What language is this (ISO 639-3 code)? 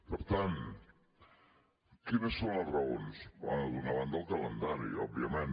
cat